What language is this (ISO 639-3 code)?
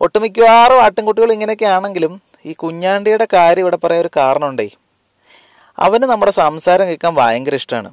mal